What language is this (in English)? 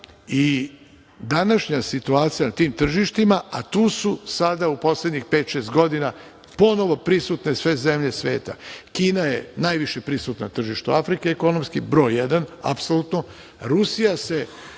Serbian